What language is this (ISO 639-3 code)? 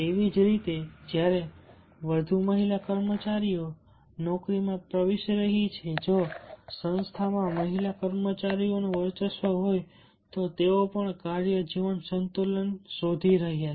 guj